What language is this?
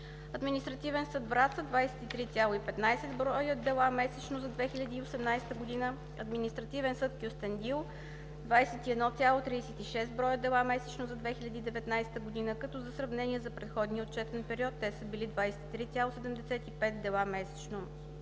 Bulgarian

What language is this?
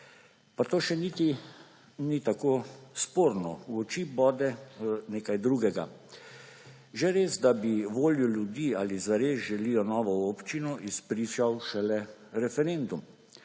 Slovenian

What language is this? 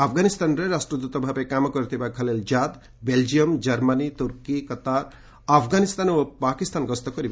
Odia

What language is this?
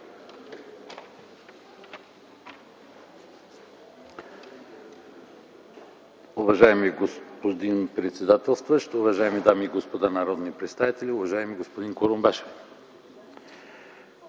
Bulgarian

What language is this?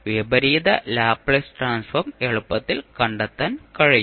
Malayalam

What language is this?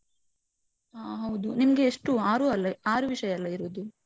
Kannada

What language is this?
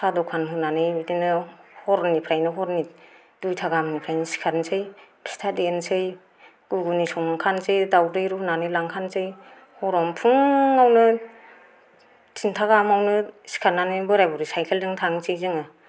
Bodo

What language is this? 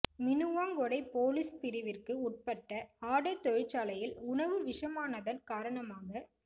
Tamil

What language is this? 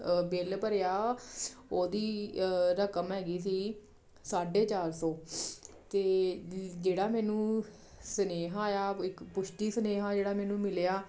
Punjabi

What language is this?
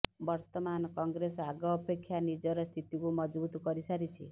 Odia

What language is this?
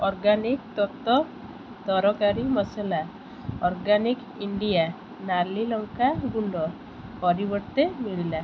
Odia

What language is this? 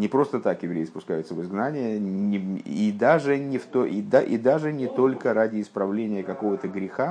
Russian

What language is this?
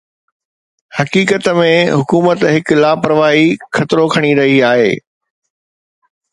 Sindhi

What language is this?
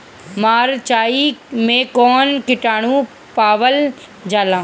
Bhojpuri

